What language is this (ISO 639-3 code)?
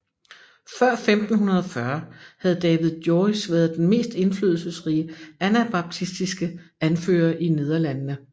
dan